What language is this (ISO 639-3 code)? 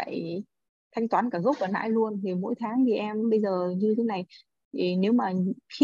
vie